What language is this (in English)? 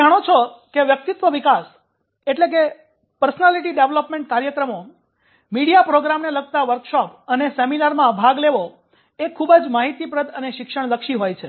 Gujarati